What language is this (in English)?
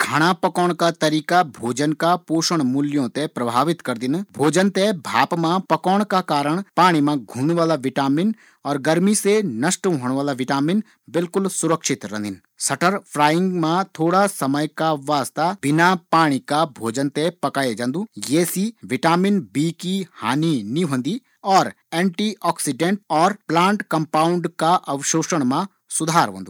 Garhwali